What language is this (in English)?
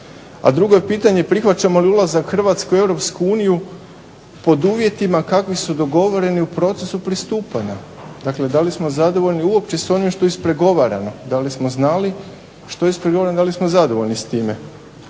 Croatian